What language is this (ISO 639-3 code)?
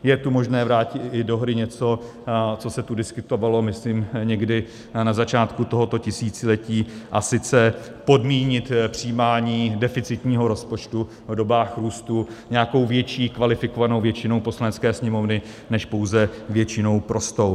ces